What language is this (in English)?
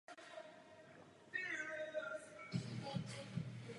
Czech